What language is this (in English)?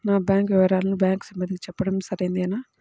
Telugu